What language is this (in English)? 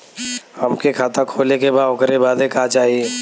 Bhojpuri